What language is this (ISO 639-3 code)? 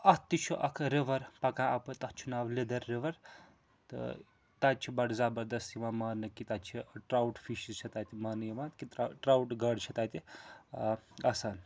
kas